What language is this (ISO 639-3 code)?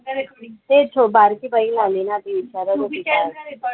mar